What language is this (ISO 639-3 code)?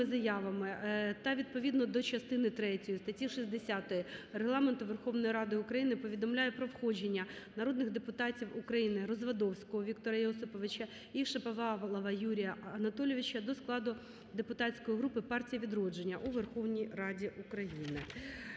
ukr